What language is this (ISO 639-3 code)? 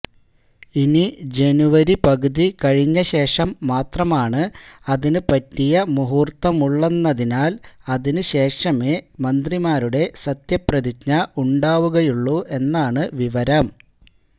mal